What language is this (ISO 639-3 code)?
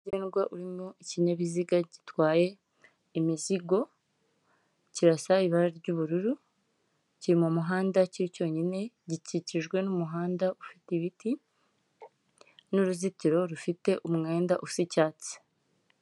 kin